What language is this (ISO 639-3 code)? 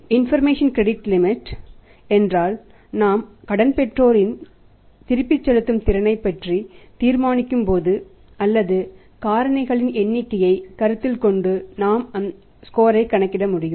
tam